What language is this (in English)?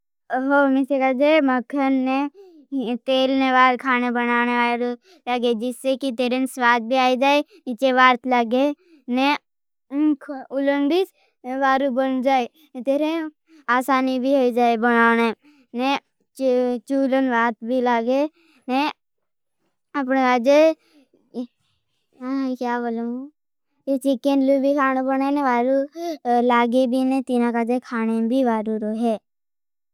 Bhili